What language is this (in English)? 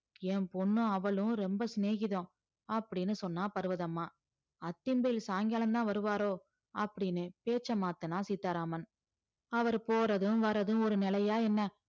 Tamil